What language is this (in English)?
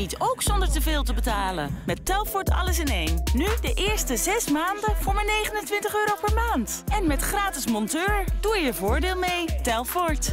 Dutch